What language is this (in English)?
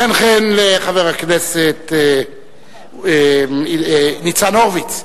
Hebrew